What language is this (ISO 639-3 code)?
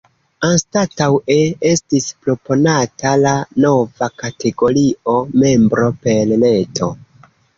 epo